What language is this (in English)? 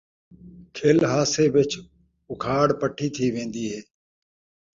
Saraiki